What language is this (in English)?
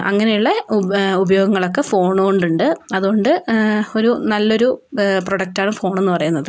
Malayalam